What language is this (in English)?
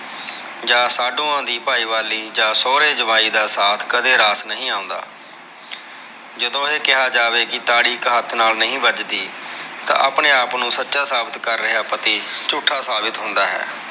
Punjabi